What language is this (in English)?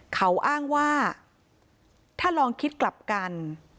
Thai